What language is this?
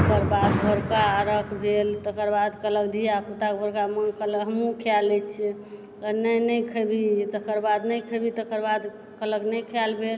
Maithili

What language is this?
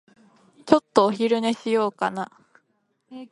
Japanese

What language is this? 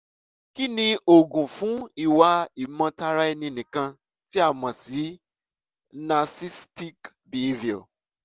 Yoruba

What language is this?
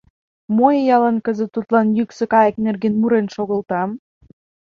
Mari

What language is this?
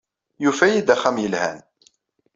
Kabyle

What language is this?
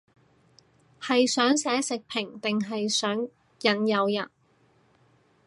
Cantonese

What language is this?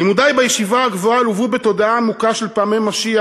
Hebrew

